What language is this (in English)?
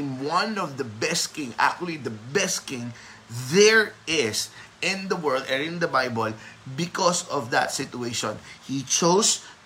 Filipino